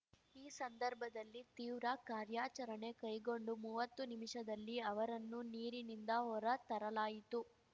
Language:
Kannada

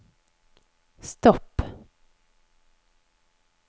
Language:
Norwegian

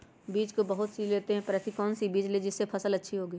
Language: Magahi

